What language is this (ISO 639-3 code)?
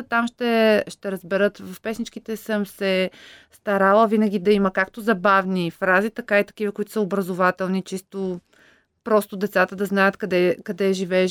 bul